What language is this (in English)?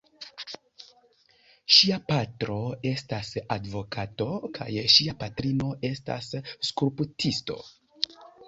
Esperanto